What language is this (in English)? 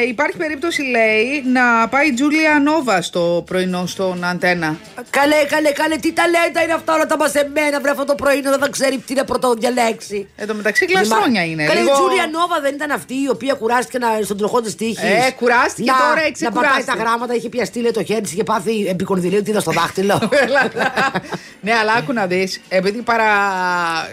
Greek